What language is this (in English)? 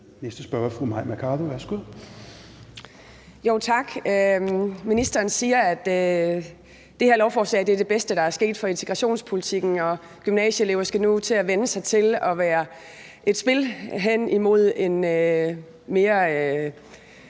Danish